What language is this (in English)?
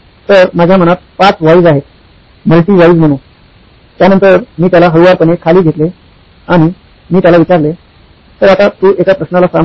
Marathi